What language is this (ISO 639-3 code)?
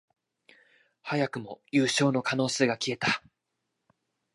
jpn